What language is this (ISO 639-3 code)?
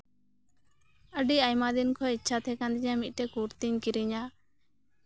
sat